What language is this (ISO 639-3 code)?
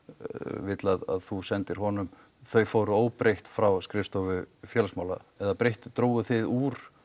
isl